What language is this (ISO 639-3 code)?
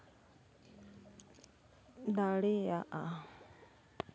sat